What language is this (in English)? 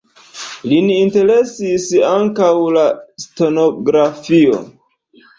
Esperanto